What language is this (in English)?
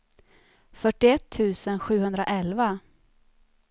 Swedish